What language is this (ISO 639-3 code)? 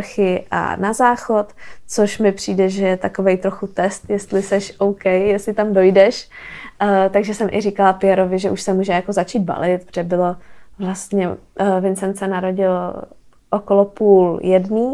ces